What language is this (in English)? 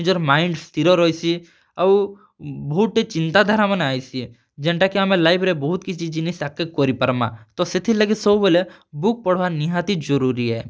Odia